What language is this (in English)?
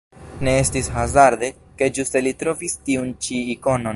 Esperanto